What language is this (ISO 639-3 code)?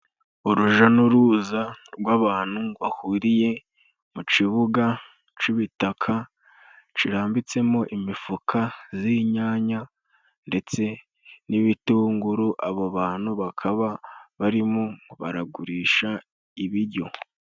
kin